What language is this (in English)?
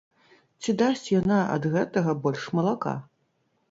Belarusian